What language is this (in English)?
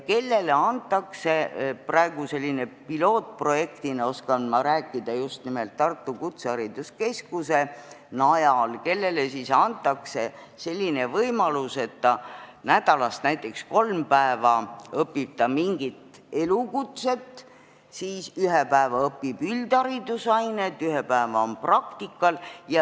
Estonian